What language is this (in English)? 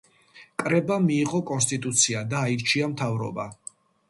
Georgian